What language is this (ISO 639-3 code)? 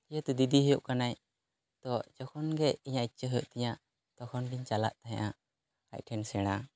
sat